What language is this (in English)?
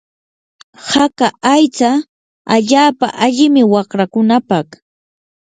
Yanahuanca Pasco Quechua